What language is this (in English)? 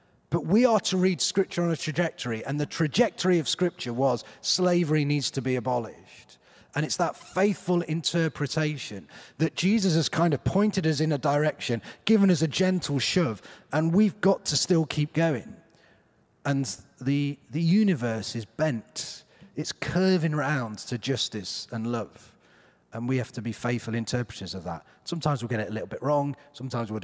English